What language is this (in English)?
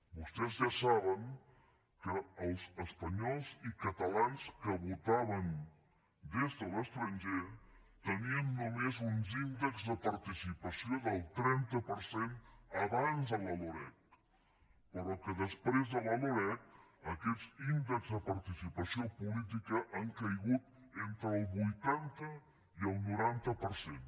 Catalan